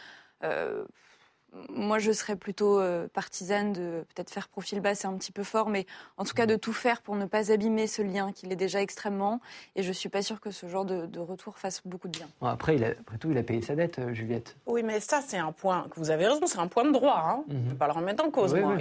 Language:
French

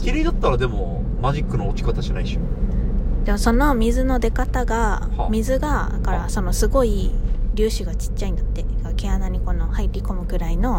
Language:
Japanese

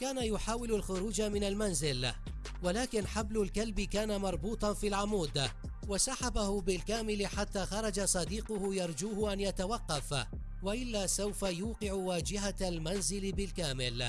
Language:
Arabic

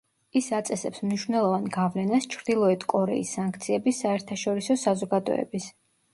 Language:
Georgian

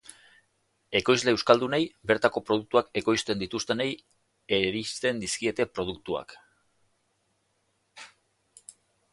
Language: Basque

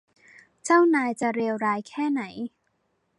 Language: Thai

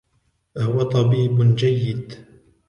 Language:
Arabic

